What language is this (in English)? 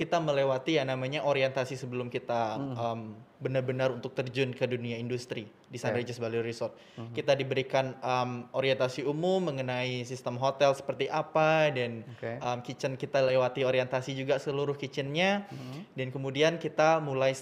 Indonesian